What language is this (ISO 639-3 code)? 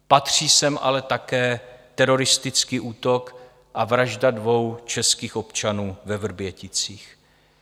ces